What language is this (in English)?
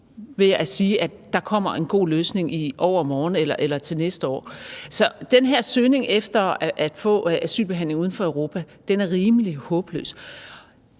Danish